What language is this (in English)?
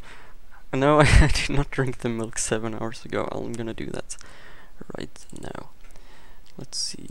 English